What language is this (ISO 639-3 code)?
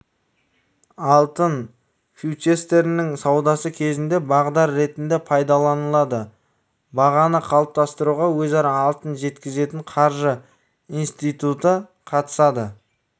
kaz